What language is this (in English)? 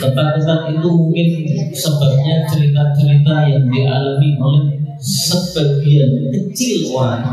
Indonesian